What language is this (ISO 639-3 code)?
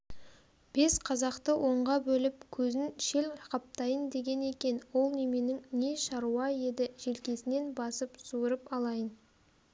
kaz